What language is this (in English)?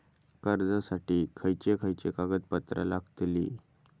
Marathi